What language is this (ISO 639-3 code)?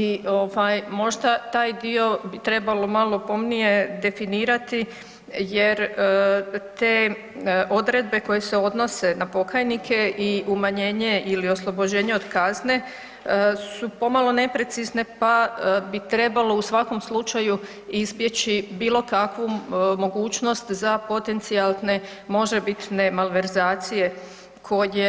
hrv